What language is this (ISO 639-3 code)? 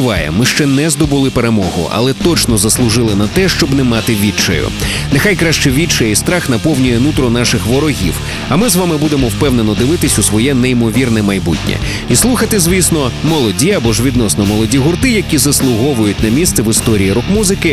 ukr